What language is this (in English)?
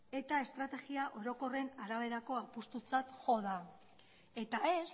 Basque